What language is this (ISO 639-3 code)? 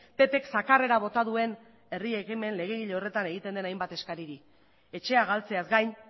eus